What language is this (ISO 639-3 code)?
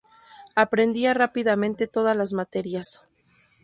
spa